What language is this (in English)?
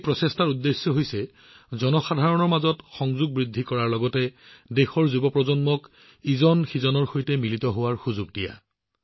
Assamese